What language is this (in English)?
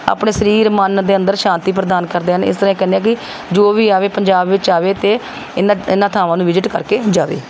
Punjabi